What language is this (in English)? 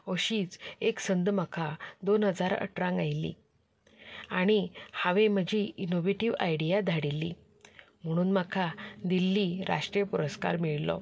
Konkani